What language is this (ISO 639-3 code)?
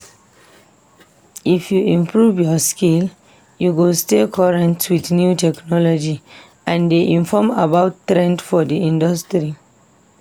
pcm